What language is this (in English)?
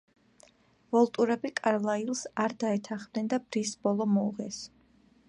Georgian